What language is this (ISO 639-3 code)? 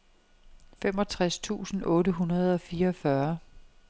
dan